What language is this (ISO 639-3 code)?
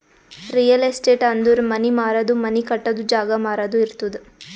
kan